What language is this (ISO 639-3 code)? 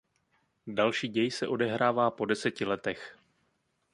ces